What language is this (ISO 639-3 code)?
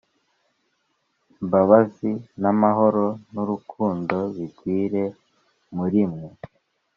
kin